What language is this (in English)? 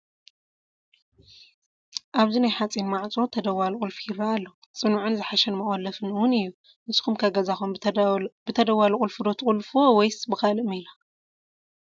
Tigrinya